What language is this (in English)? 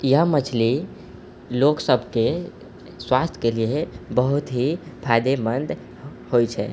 Maithili